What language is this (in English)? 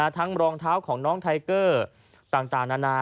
Thai